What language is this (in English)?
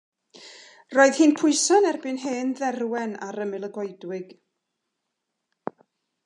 Welsh